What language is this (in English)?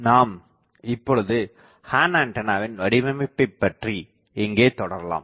Tamil